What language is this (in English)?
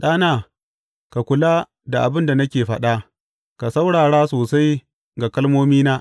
Hausa